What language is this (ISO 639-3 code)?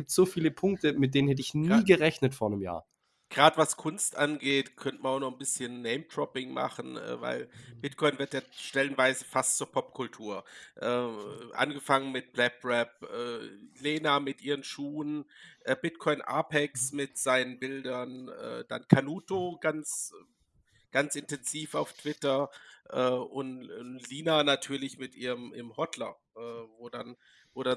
deu